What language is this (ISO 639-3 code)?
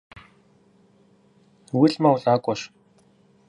kbd